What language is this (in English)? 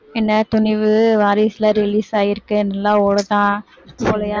Tamil